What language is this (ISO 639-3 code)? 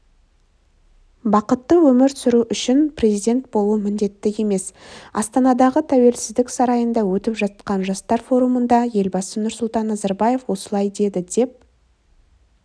kaz